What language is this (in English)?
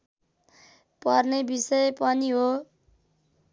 Nepali